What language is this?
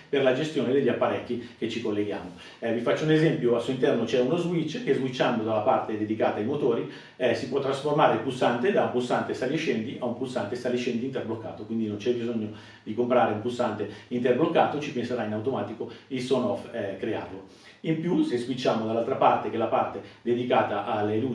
Italian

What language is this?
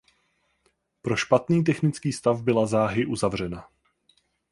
Czech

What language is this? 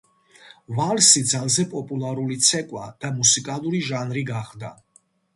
Georgian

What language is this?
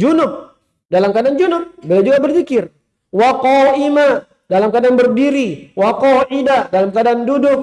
Indonesian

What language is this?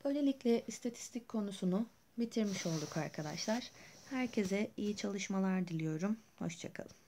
Turkish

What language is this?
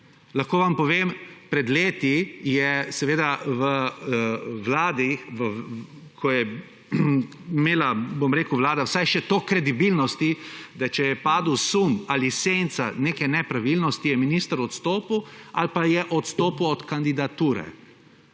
Slovenian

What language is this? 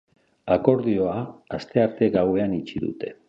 Basque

